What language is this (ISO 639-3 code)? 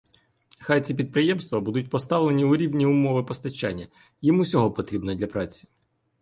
ukr